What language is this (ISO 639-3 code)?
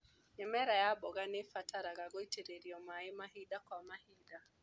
kik